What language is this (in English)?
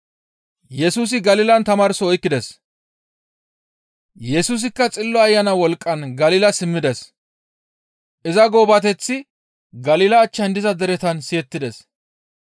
Gamo